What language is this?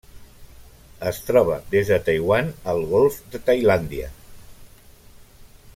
Catalan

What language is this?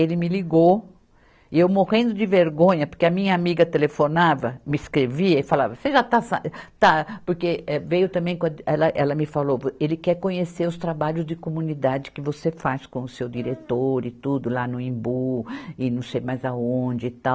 Portuguese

